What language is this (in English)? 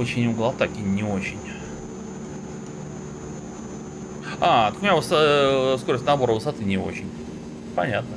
Russian